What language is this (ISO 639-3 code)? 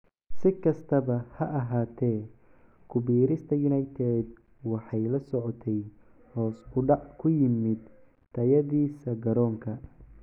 som